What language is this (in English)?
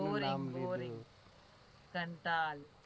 Gujarati